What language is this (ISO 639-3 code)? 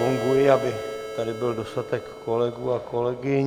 ces